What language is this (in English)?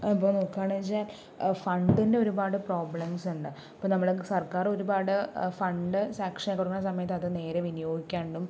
Malayalam